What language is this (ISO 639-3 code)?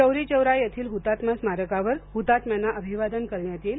mar